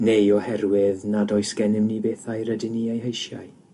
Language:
Welsh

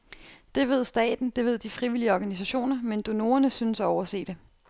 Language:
Danish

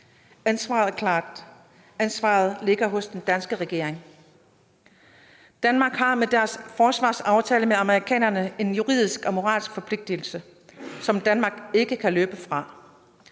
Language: Danish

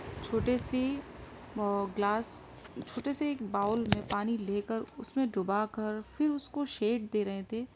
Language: Urdu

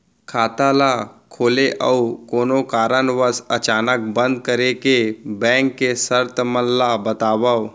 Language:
Chhattisgarhi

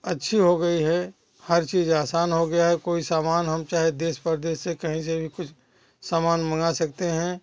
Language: Hindi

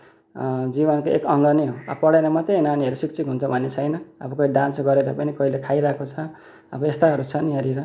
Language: Nepali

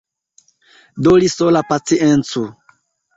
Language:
Esperanto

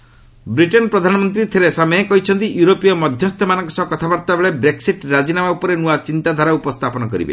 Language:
Odia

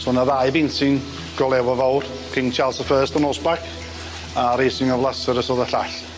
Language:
Welsh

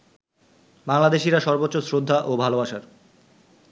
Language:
Bangla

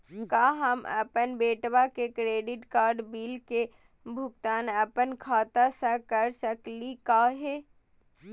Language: Magahi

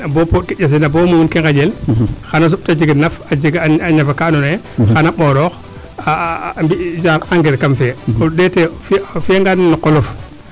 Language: Serer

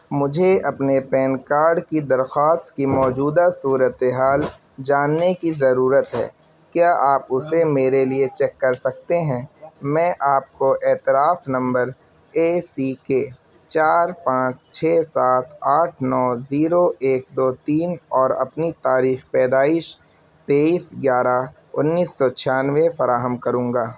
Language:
Urdu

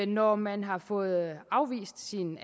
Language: Danish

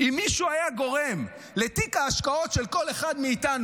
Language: Hebrew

